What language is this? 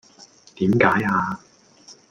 Cantonese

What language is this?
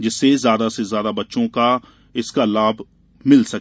Hindi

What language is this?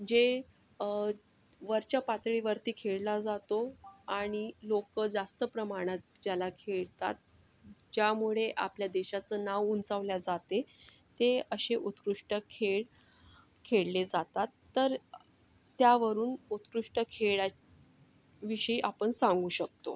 Marathi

